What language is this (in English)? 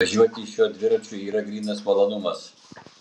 Lithuanian